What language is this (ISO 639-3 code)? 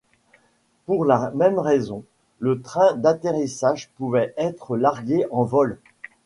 fra